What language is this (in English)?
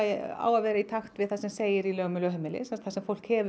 Icelandic